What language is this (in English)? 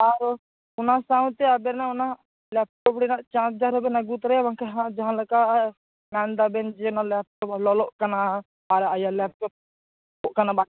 Santali